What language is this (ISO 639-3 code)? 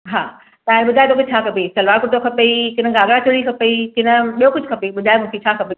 snd